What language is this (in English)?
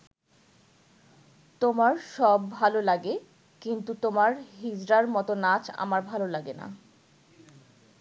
Bangla